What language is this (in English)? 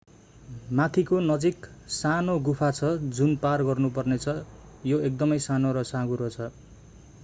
Nepali